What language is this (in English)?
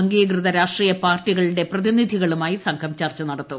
Malayalam